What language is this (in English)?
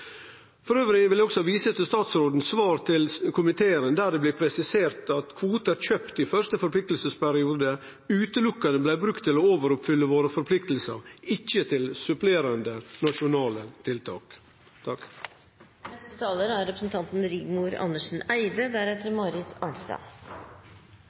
Norwegian Nynorsk